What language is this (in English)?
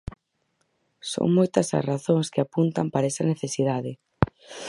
Galician